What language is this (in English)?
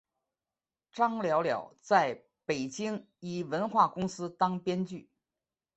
Chinese